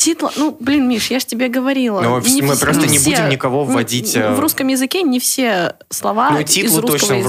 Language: Russian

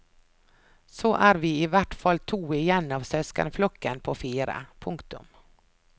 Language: Norwegian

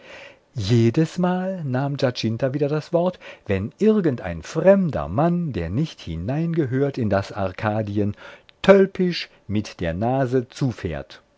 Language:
German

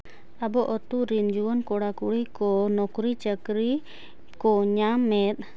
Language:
Santali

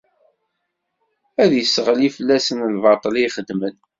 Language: Kabyle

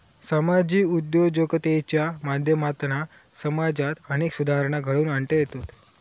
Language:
Marathi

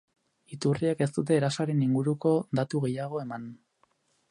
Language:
Basque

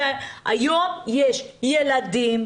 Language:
Hebrew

